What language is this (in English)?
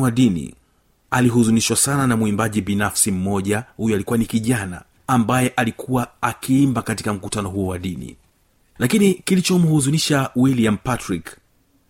Swahili